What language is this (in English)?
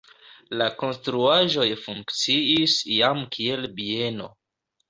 Esperanto